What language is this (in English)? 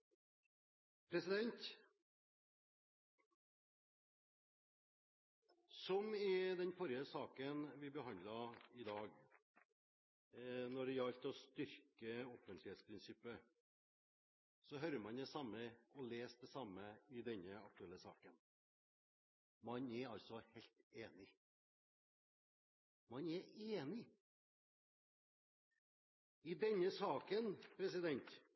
Norwegian